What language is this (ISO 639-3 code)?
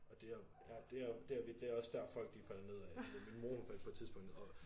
dan